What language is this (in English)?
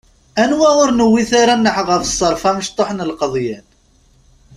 Kabyle